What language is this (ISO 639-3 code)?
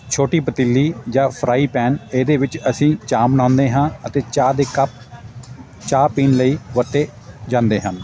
pan